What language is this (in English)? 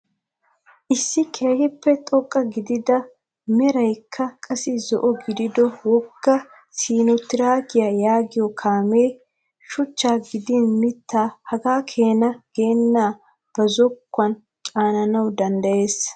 Wolaytta